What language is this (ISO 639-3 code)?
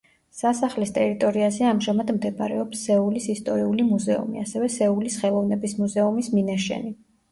kat